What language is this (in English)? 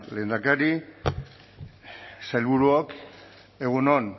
Basque